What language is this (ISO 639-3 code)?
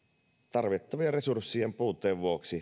fin